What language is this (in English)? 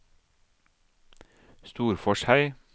Norwegian